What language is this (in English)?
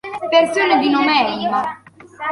Italian